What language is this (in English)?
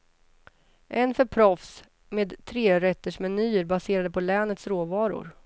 Swedish